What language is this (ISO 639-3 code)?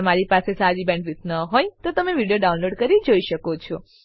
guj